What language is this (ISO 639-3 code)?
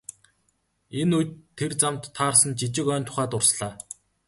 mon